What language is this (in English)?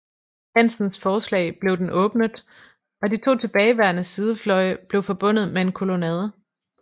Danish